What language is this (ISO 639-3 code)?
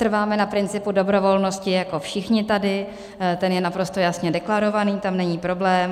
ces